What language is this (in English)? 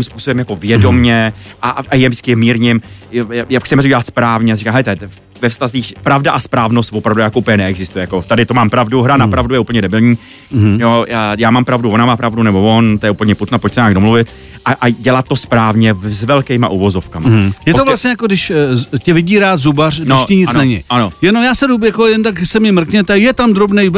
Czech